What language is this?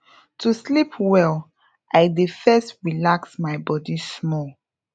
Nigerian Pidgin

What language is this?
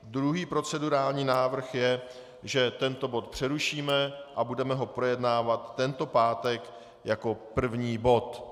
Czech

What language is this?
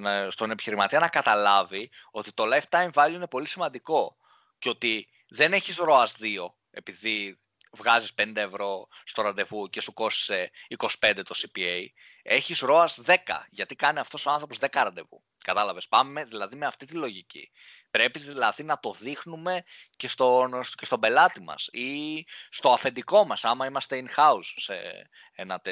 Greek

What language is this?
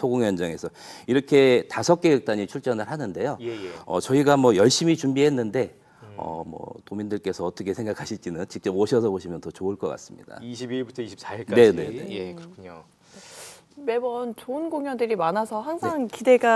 Korean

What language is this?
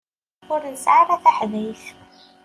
Kabyle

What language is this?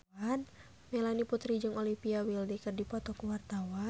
Sundanese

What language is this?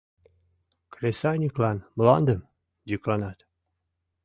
Mari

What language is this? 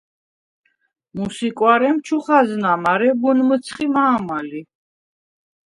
Svan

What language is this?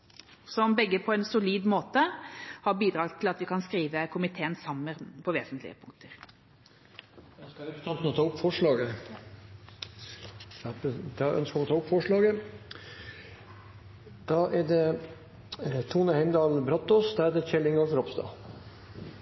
Norwegian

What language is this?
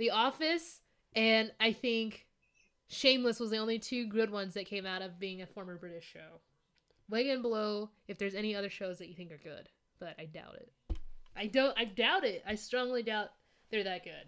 English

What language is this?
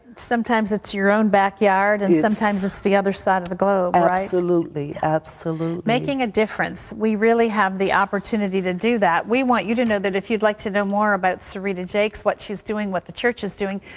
English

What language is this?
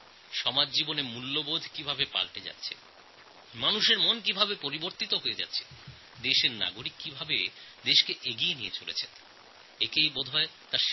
Bangla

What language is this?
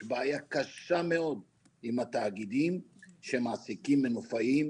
Hebrew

